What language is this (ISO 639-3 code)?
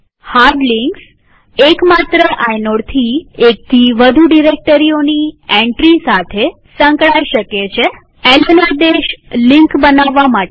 guj